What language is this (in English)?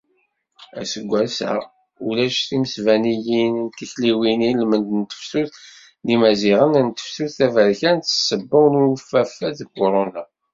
Kabyle